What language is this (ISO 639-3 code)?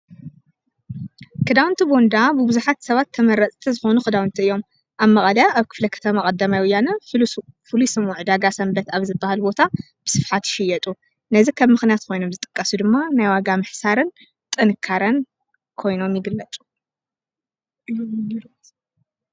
tir